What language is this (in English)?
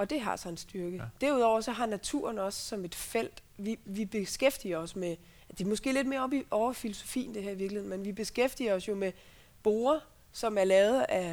Danish